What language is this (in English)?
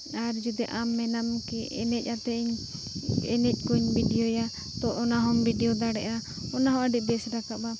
Santali